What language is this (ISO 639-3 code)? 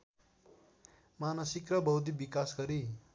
nep